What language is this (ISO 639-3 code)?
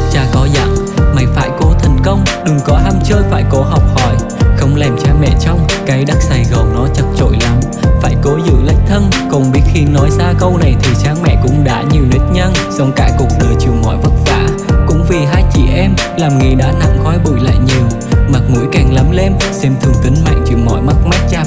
vie